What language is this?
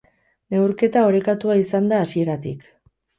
Basque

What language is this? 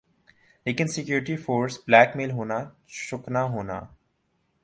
Urdu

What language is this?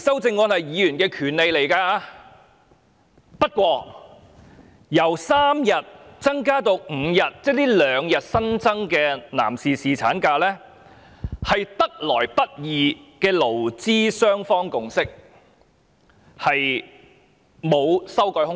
Cantonese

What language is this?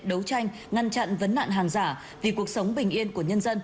Vietnamese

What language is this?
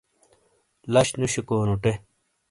Shina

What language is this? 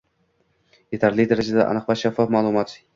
Uzbek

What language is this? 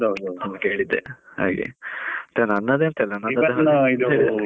Kannada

